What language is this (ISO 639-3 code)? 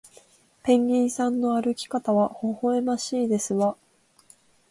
jpn